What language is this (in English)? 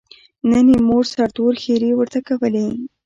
Pashto